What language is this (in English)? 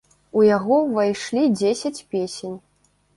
Belarusian